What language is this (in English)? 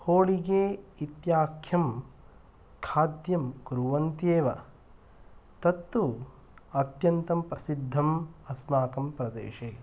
Sanskrit